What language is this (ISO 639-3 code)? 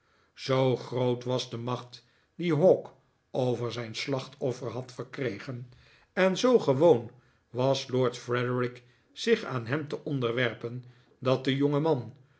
nld